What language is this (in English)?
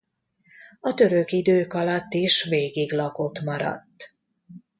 Hungarian